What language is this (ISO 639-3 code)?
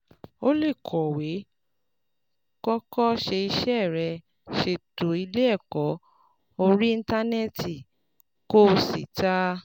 yor